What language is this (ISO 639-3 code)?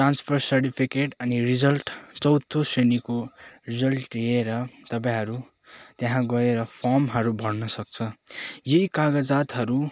nep